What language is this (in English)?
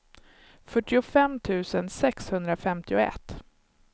Swedish